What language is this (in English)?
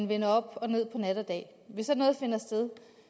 Danish